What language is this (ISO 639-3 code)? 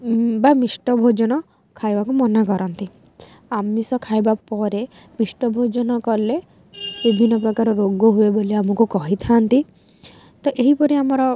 ori